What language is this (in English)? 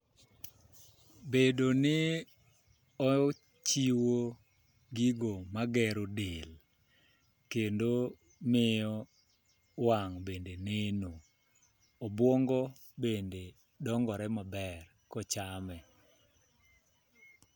Luo (Kenya and Tanzania)